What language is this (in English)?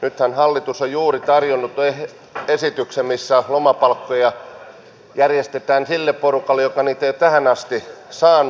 Finnish